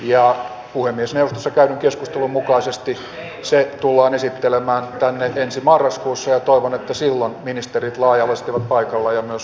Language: Finnish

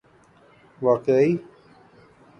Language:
Urdu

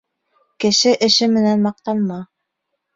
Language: Bashkir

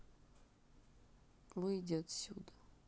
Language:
Russian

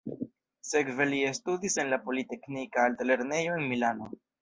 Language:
Esperanto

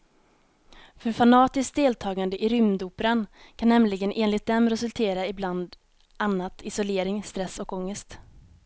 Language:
Swedish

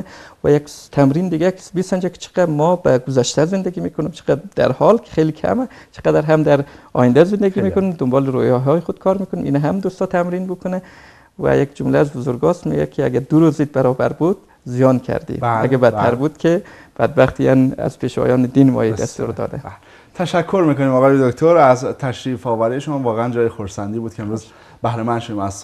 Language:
Persian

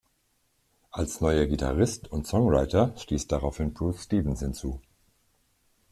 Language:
German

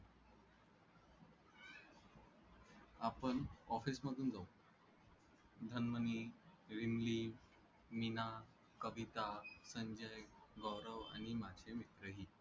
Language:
Marathi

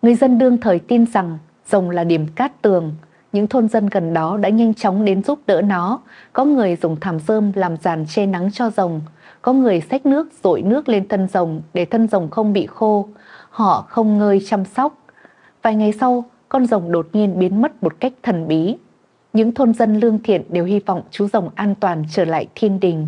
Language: Vietnamese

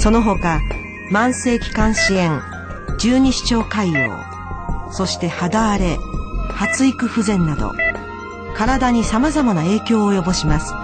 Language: Japanese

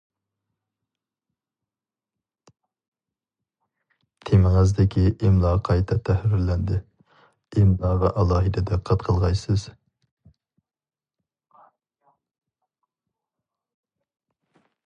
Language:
Uyghur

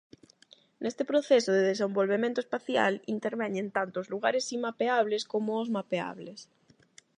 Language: Galician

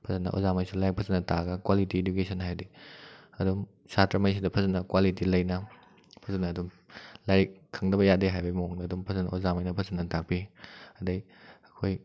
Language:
Manipuri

